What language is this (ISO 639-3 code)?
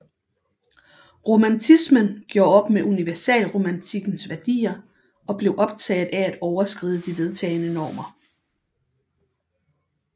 dan